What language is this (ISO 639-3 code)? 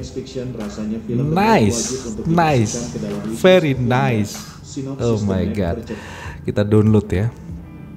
ind